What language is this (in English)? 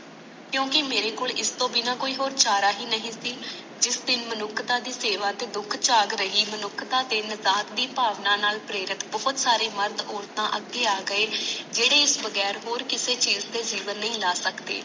Punjabi